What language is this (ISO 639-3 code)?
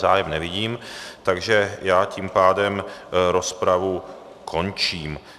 ces